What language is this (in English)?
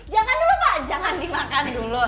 Indonesian